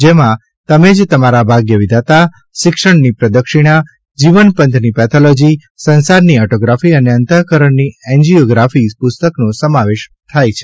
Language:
Gujarati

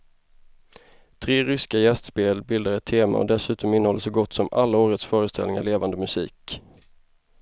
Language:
Swedish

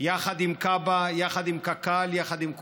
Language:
Hebrew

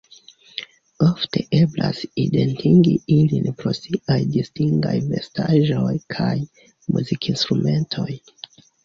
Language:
Esperanto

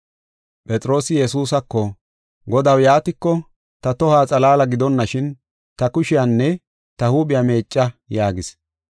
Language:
Gofa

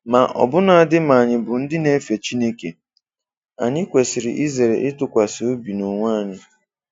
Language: Igbo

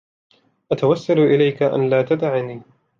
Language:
Arabic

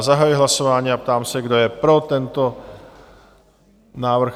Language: Czech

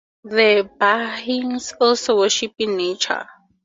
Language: English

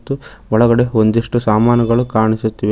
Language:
Kannada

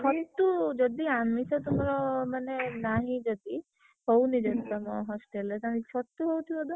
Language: Odia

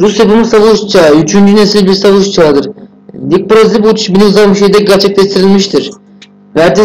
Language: Romanian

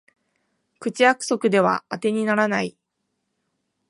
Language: Japanese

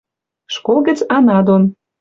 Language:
Western Mari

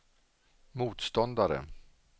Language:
Swedish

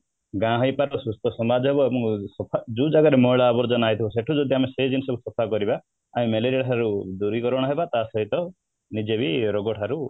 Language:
Odia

